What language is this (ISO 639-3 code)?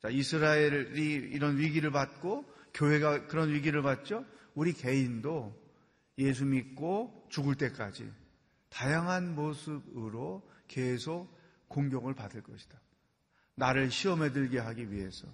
kor